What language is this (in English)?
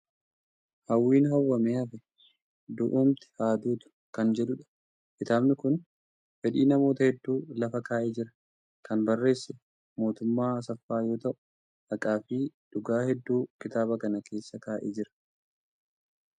Oromo